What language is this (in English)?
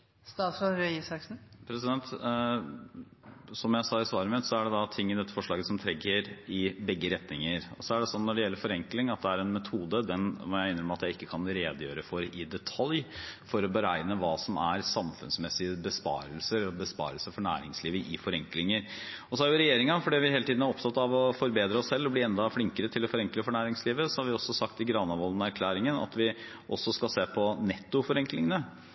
Norwegian Bokmål